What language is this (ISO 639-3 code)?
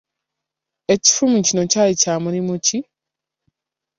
lug